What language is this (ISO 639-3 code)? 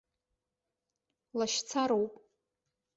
abk